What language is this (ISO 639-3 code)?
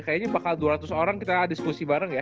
ind